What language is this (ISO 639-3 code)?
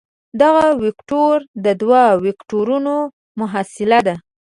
pus